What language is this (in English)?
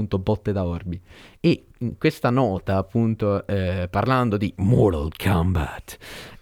Italian